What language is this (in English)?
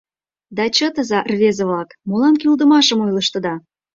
Mari